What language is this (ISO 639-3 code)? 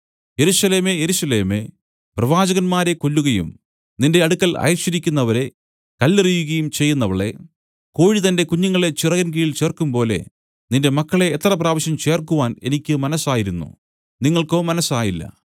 mal